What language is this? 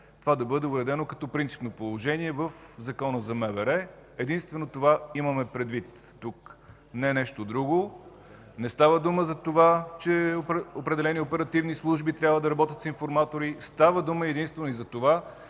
Bulgarian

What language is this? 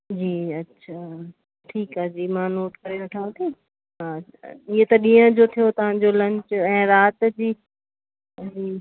Sindhi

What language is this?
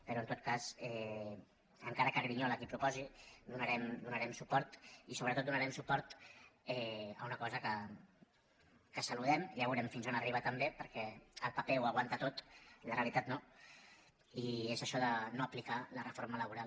Catalan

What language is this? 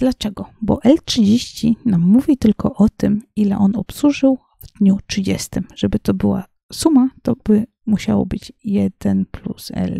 Polish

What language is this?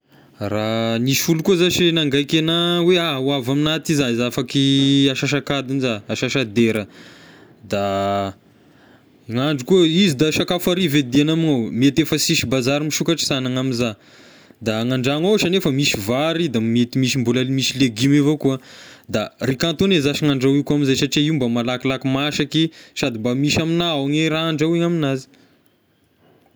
Tesaka Malagasy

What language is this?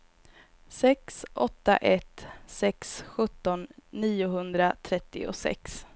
Swedish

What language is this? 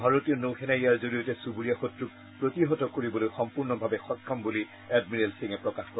Assamese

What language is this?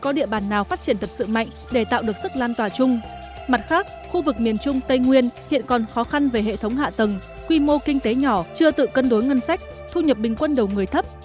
Vietnamese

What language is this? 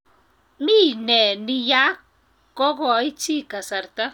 Kalenjin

